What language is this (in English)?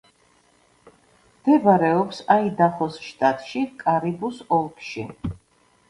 Georgian